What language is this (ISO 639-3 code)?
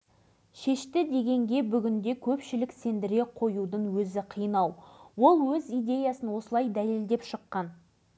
kaz